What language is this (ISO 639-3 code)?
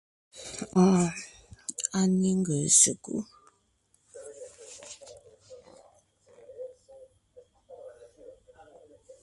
nnh